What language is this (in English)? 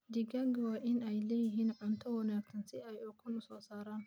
Somali